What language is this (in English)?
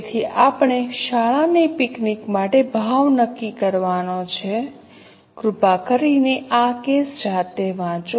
Gujarati